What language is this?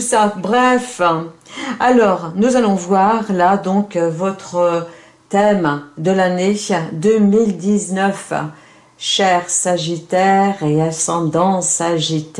French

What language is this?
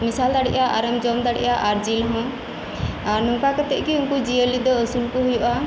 Santali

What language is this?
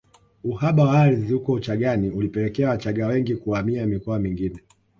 Swahili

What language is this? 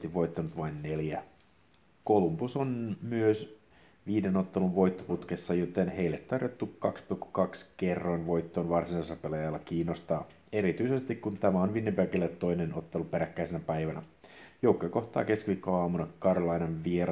Finnish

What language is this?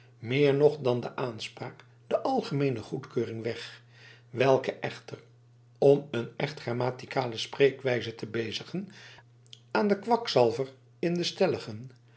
Dutch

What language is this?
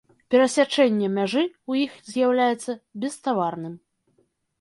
Belarusian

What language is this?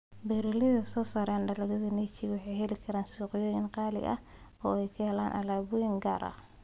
Somali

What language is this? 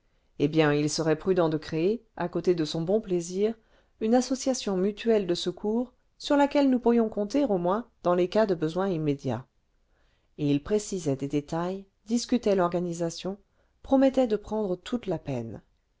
French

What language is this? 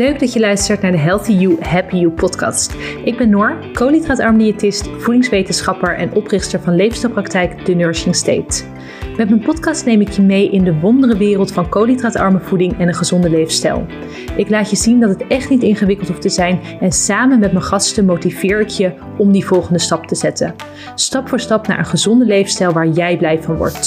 Dutch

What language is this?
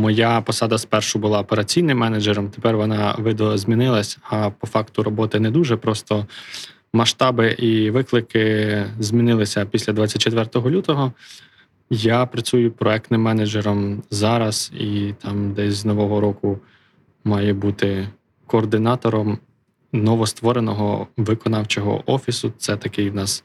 Ukrainian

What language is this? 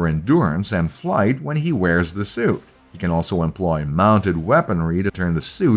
English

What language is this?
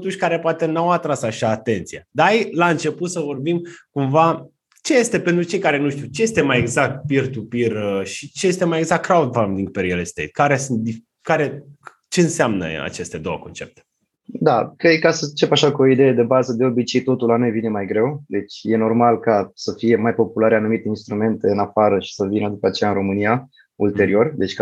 Romanian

